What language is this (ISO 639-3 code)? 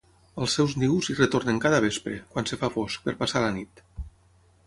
cat